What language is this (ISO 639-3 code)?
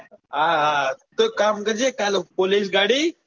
guj